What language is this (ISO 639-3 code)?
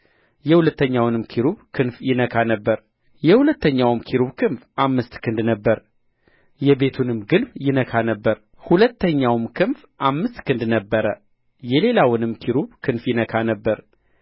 amh